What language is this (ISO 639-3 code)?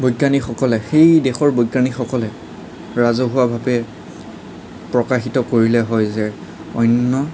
asm